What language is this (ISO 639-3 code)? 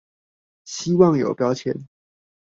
zho